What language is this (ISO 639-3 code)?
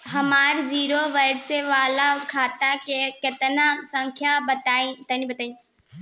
bho